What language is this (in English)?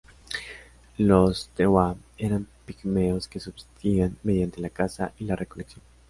Spanish